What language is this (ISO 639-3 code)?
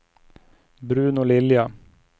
swe